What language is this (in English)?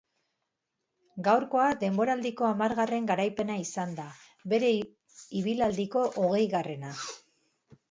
Basque